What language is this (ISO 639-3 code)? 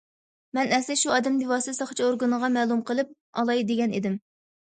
uig